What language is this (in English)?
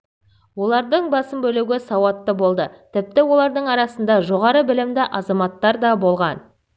Kazakh